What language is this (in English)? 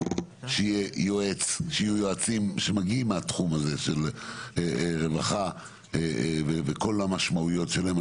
Hebrew